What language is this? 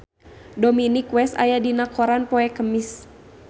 Sundanese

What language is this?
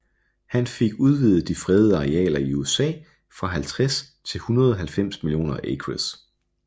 Danish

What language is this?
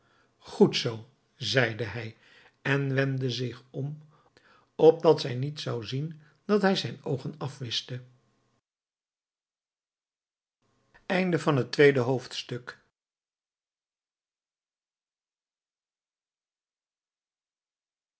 Dutch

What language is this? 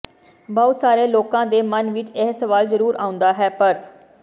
Punjabi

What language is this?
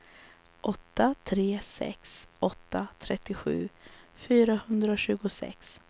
Swedish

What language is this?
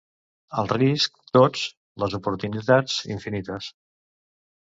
Catalan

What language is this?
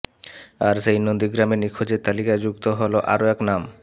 Bangla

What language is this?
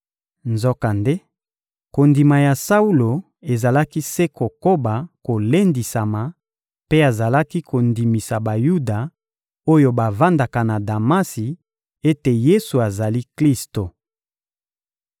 Lingala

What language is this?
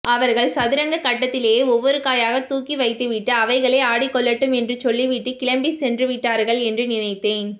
Tamil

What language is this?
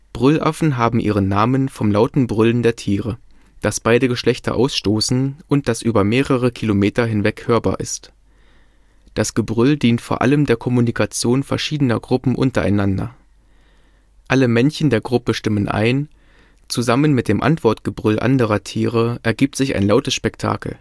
German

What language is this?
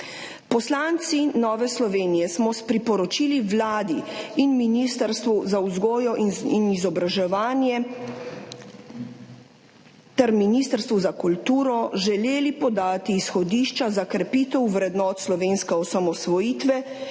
Slovenian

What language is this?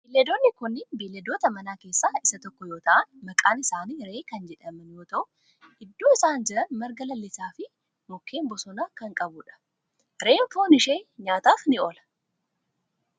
Oromo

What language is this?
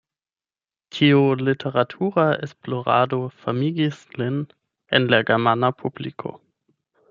Esperanto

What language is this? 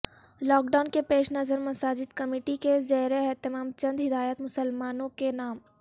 Urdu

